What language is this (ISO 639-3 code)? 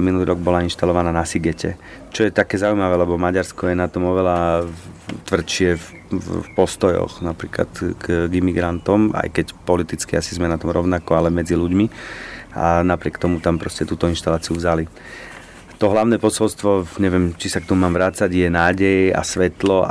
slk